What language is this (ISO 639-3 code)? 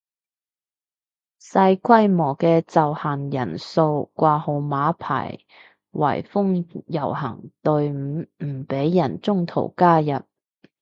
yue